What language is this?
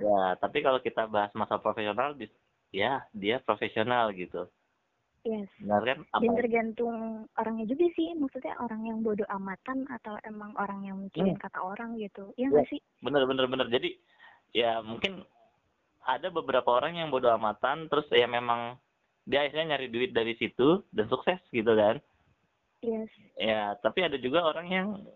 Indonesian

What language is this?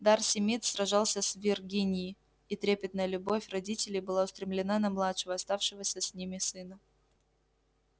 Russian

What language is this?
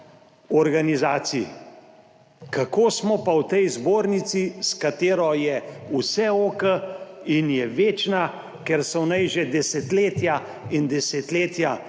Slovenian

